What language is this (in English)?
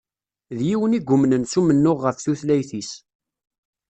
Kabyle